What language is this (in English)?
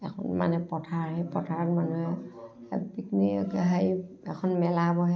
Assamese